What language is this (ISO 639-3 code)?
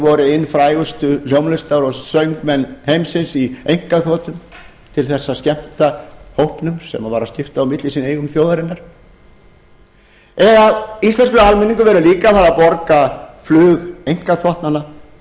isl